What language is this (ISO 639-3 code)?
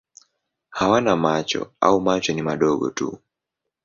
swa